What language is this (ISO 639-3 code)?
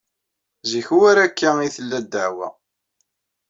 kab